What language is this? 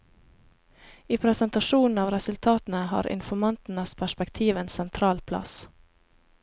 Norwegian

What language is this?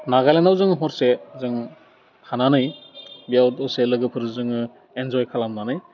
Bodo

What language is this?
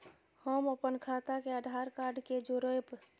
Maithili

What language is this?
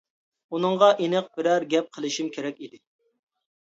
Uyghur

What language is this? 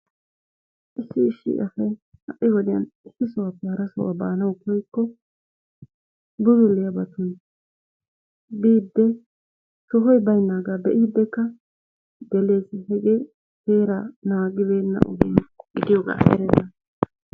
Wolaytta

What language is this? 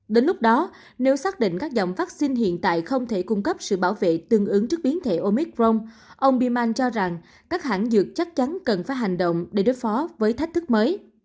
Vietnamese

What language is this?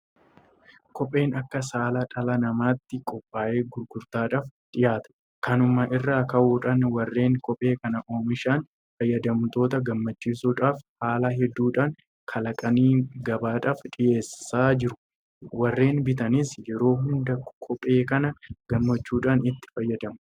Oromo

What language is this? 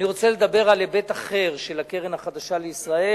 Hebrew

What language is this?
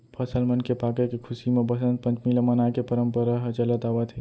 Chhattisgarhi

